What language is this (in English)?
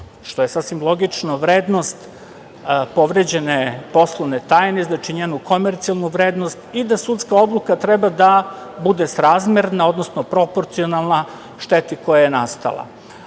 Serbian